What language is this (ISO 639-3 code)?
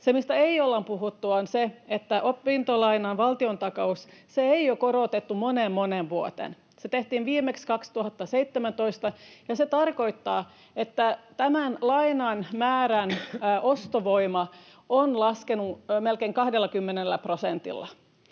fin